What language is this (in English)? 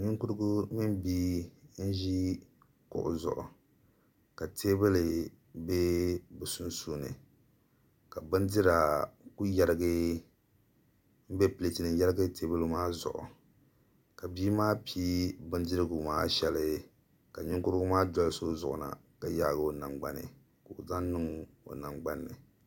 Dagbani